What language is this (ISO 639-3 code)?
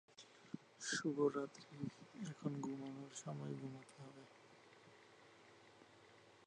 ben